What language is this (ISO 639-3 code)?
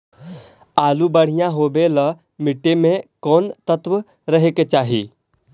mag